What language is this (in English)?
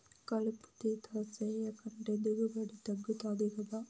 Telugu